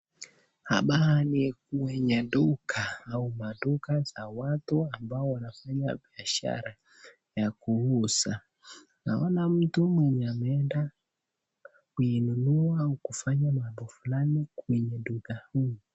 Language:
Swahili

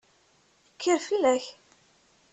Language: Kabyle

